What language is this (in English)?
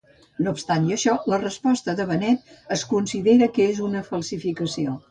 Catalan